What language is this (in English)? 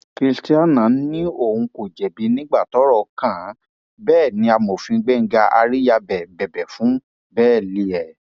Yoruba